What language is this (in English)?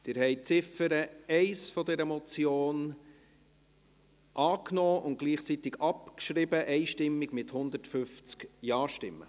Swiss German